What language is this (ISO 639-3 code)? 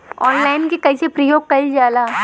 bho